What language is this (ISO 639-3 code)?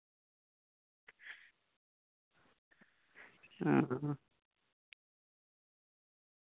sat